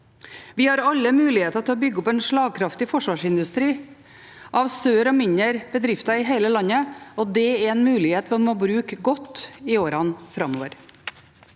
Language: Norwegian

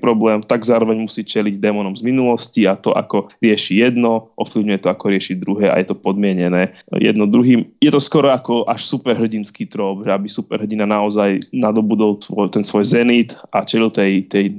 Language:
Slovak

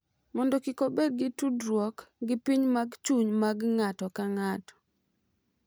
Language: Luo (Kenya and Tanzania)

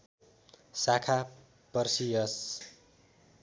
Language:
Nepali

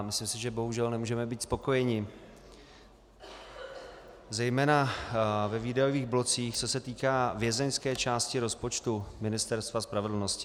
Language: Czech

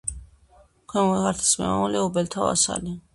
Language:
Georgian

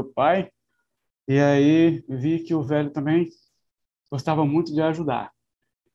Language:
Portuguese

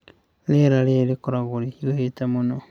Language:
Kikuyu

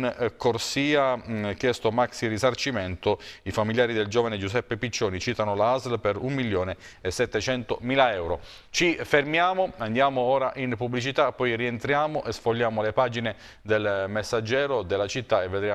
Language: Italian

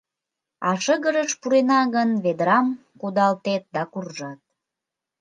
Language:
Mari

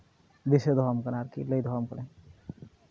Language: Santali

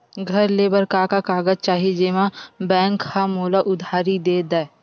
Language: Chhattisgarhi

